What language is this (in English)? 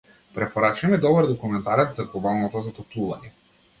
Macedonian